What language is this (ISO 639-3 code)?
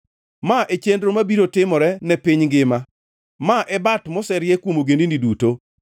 luo